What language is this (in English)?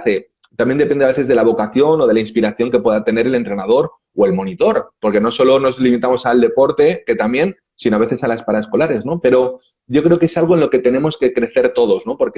Spanish